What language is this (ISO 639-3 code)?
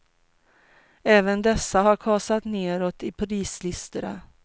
swe